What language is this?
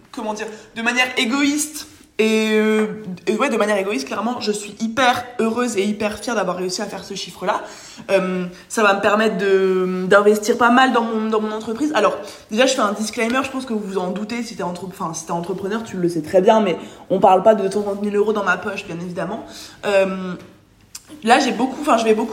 French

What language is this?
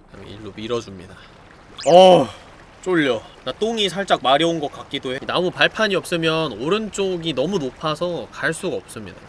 Korean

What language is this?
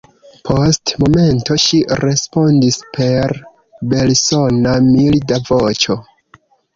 Esperanto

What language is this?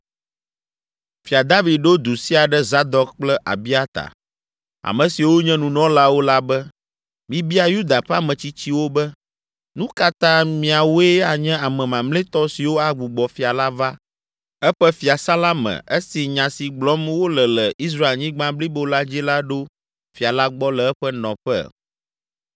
Ewe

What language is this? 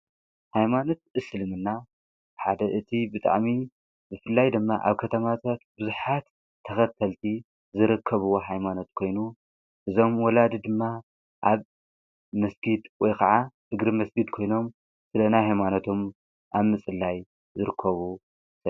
Tigrinya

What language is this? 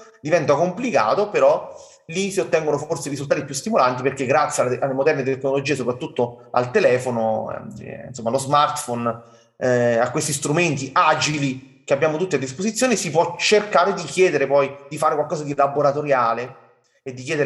Italian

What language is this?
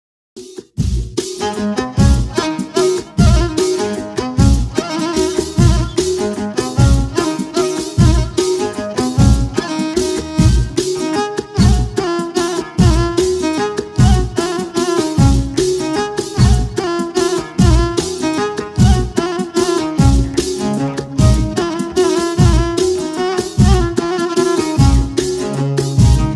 Arabic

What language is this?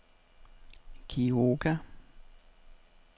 Danish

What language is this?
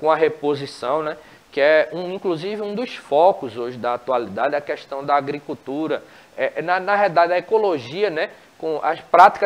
Portuguese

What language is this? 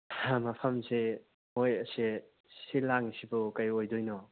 Manipuri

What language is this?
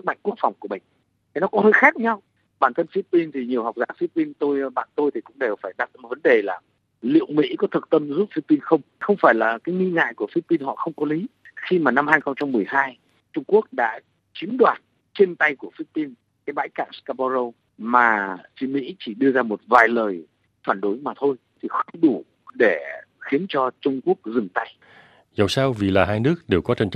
Vietnamese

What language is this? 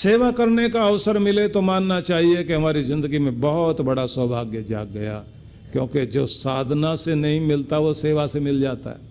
Hindi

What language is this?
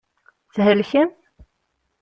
Kabyle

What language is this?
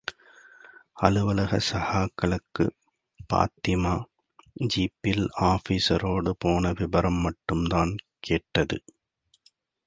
Tamil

